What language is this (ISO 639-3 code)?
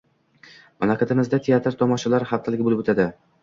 uzb